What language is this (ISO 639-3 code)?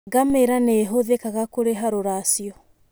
kik